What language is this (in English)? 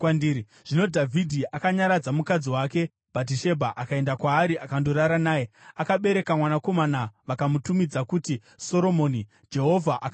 Shona